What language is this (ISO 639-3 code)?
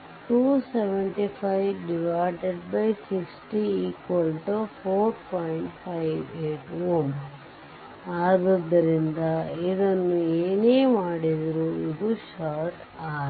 kan